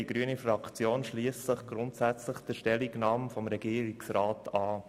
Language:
Swiss German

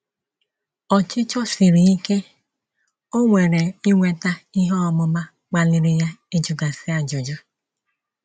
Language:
Igbo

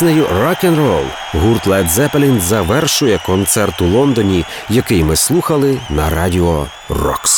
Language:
Ukrainian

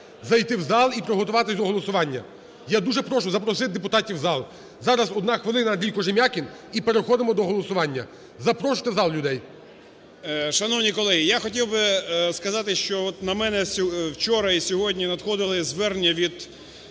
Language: Ukrainian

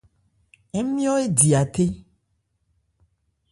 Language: Ebrié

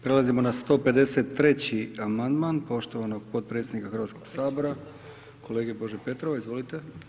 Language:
Croatian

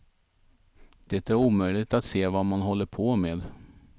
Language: Swedish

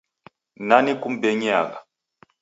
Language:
Taita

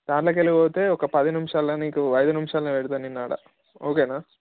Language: Telugu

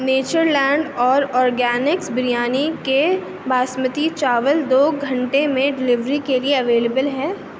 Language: Urdu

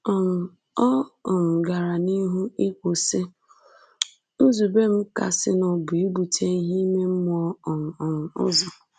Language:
Igbo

